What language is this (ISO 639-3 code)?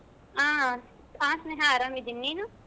kan